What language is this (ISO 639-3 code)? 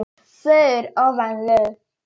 isl